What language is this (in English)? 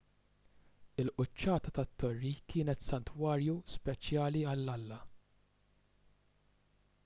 Maltese